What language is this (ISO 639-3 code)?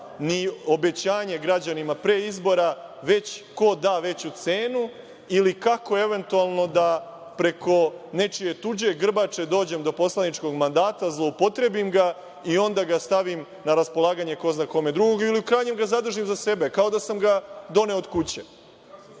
srp